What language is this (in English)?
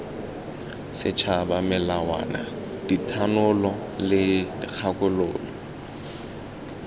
Tswana